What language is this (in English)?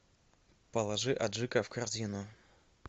Russian